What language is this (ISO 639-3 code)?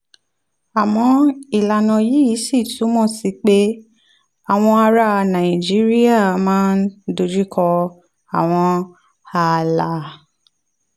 yor